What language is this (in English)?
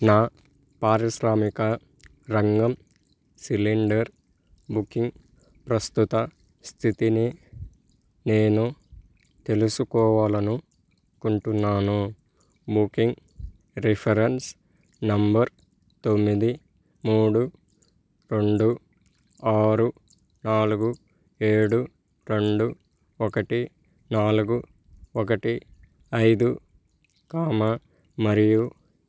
Telugu